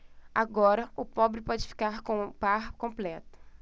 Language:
Portuguese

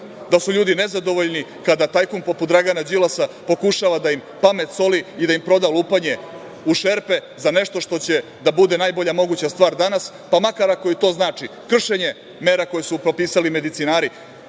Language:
Serbian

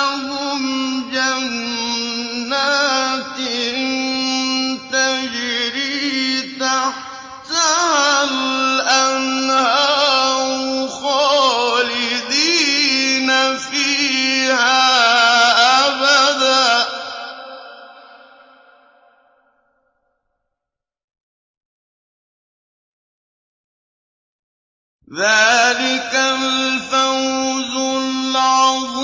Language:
Arabic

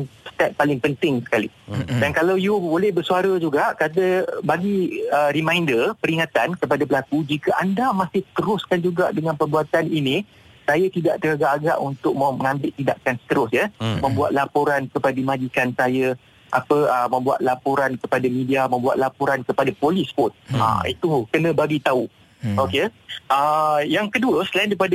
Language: Malay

